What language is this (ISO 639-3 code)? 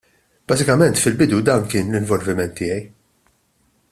mlt